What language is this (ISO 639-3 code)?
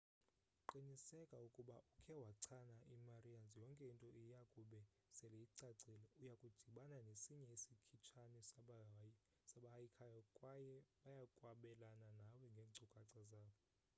xho